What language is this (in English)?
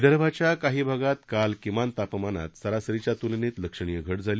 Marathi